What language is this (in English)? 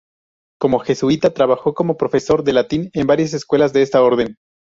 Spanish